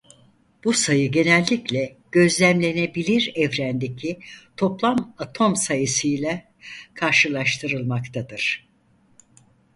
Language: Turkish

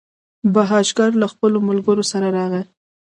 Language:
Pashto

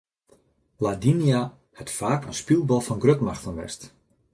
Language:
Western Frisian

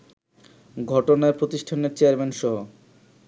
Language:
Bangla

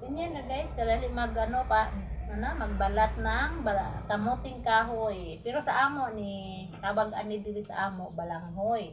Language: Filipino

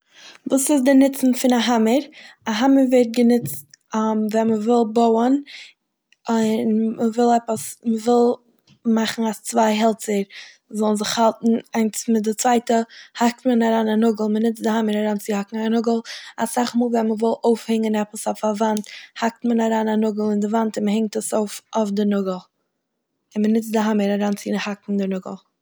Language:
Yiddish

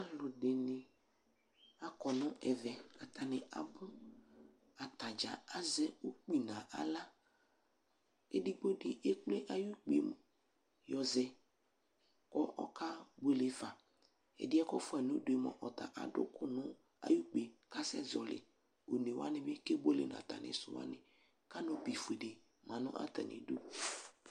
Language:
Ikposo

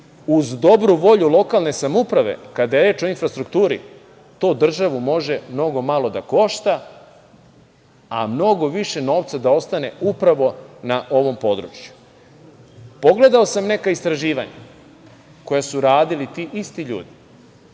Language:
Serbian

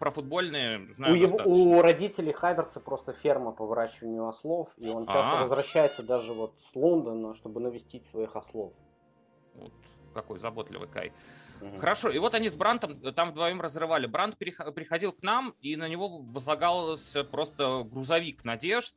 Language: Russian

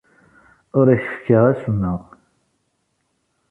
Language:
Kabyle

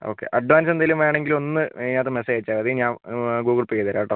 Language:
Malayalam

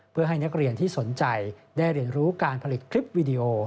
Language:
Thai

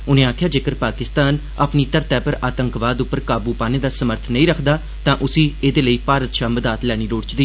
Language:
Dogri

